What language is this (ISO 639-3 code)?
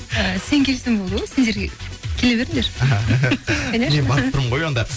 kaz